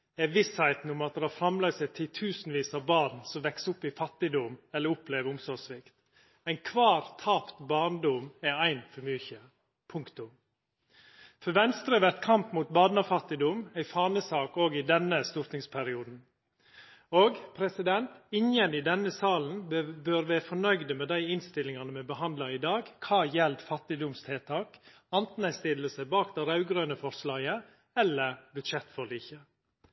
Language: Norwegian Nynorsk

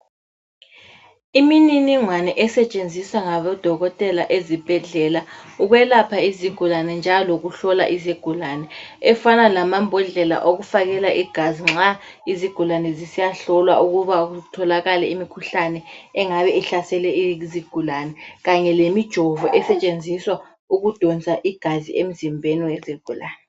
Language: North Ndebele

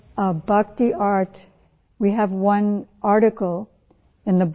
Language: Assamese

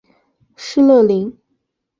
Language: Chinese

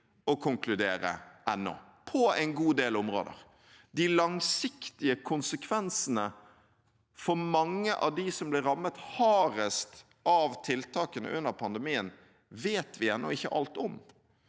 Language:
Norwegian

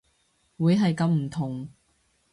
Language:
Cantonese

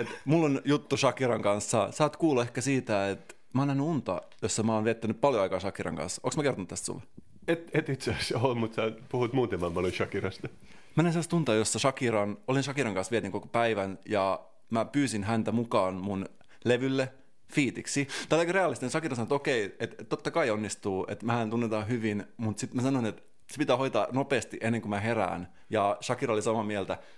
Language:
Finnish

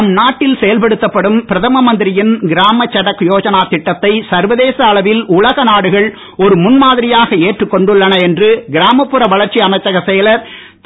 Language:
Tamil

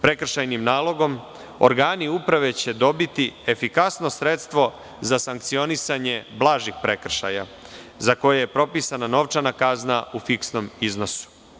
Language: Serbian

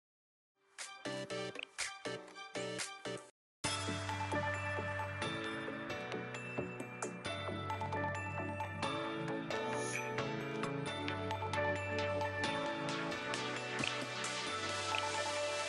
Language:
Japanese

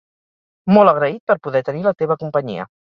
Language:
Catalan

